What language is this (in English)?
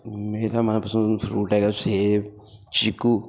Punjabi